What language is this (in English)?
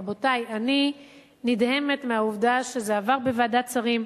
Hebrew